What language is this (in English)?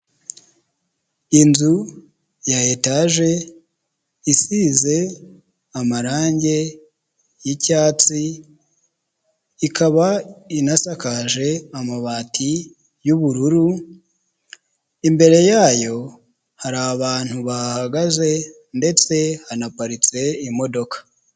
Kinyarwanda